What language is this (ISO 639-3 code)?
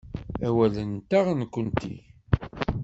kab